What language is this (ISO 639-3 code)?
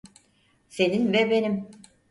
tur